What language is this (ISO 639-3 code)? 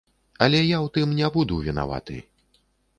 bel